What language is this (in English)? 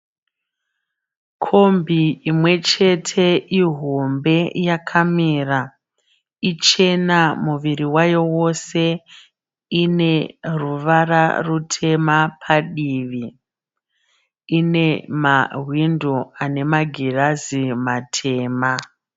Shona